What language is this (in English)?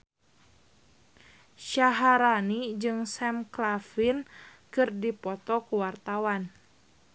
Sundanese